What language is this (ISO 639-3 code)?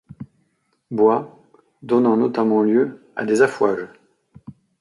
fra